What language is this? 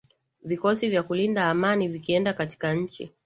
Swahili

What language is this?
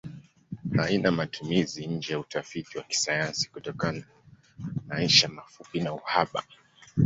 Swahili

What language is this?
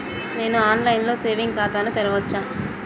Telugu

